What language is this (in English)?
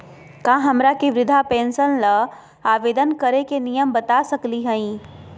Magahi